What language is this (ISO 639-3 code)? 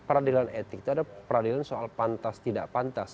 ind